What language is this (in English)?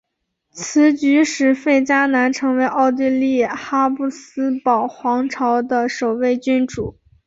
Chinese